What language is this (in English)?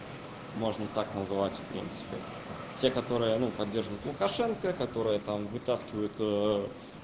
Russian